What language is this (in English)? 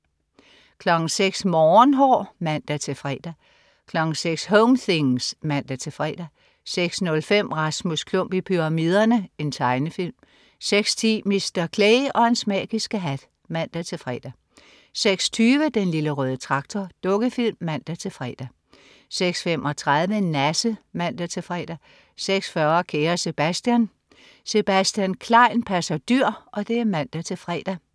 Danish